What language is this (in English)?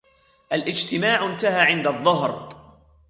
Arabic